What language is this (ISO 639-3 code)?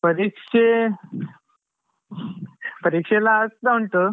kan